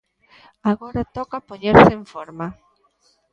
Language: Galician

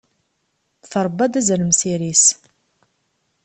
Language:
Kabyle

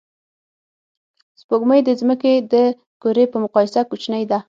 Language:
Pashto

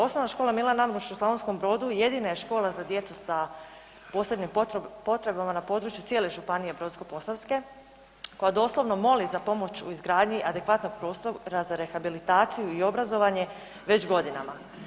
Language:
Croatian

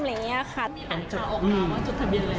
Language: Thai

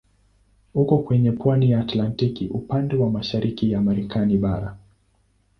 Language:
Swahili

